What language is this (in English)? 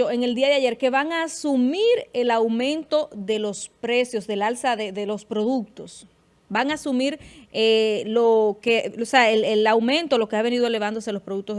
Spanish